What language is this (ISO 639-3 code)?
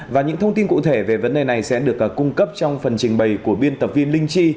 vie